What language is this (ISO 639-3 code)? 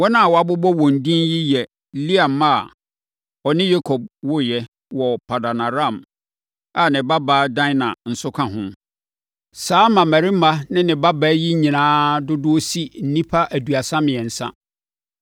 aka